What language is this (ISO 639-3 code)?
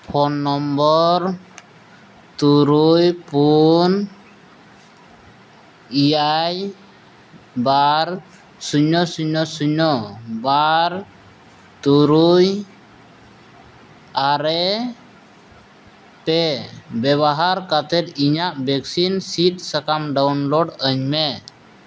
sat